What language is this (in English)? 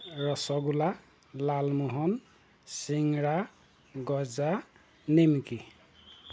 Assamese